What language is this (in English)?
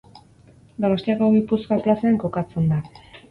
Basque